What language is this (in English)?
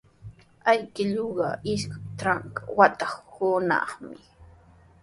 Sihuas Ancash Quechua